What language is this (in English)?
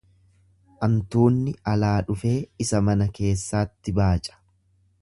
Oromo